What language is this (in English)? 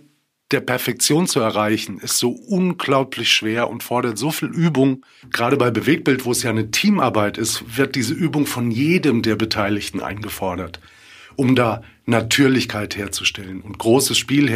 German